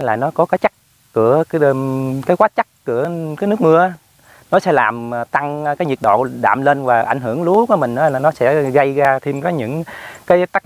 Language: Vietnamese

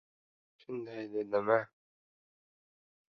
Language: Uzbek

